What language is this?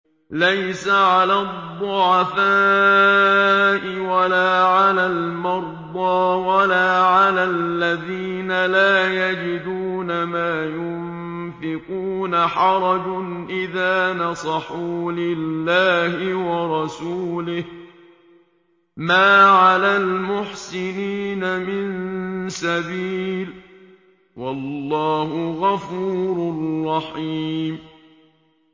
Arabic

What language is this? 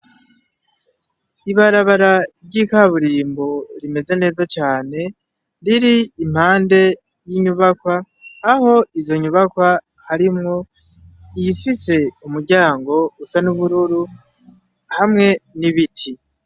Rundi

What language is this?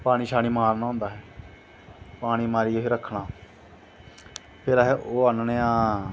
Dogri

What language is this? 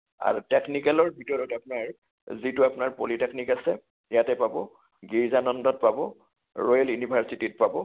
Assamese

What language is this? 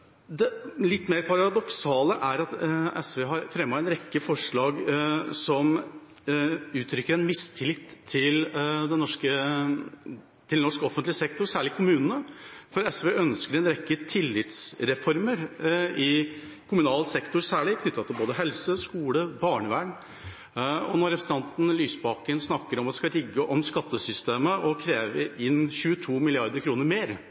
Norwegian Bokmål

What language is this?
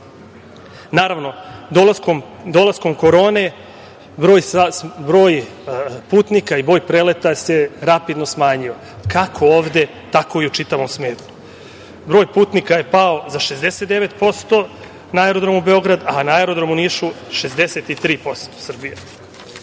Serbian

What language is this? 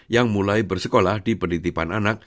Indonesian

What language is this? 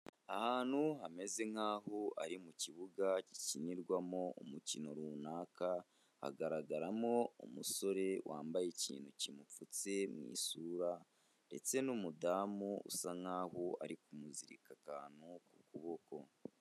Kinyarwanda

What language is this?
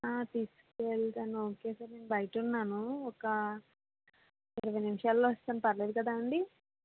Telugu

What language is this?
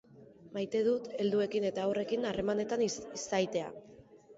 Basque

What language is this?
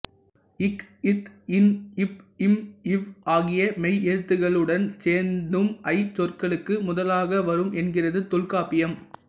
Tamil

